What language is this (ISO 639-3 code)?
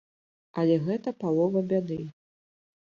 bel